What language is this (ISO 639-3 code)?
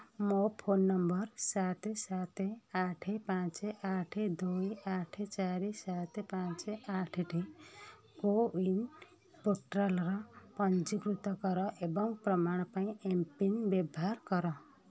ori